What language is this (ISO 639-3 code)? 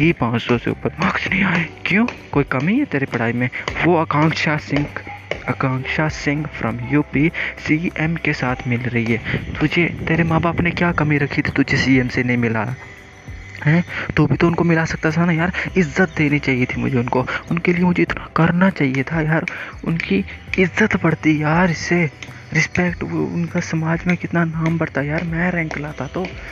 hin